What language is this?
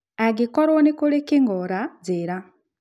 Kikuyu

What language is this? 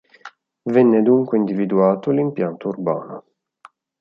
Italian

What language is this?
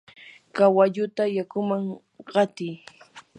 Yanahuanca Pasco Quechua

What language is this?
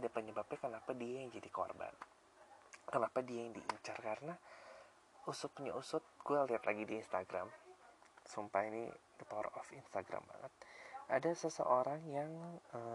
Indonesian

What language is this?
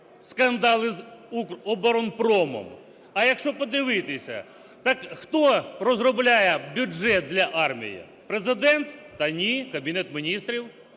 Ukrainian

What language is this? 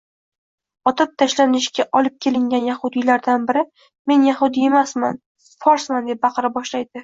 Uzbek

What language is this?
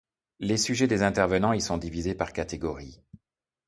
French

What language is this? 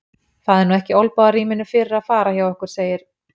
Icelandic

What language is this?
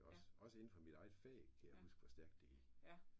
Danish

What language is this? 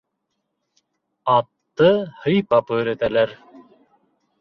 Bashkir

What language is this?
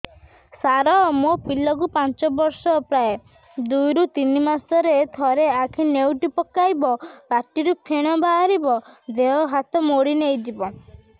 Odia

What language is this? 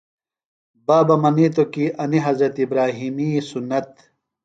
Phalura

